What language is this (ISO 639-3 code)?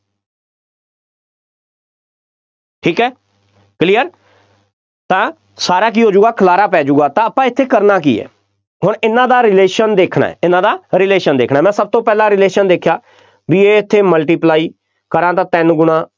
pan